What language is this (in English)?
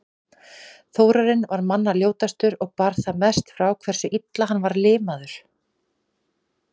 Icelandic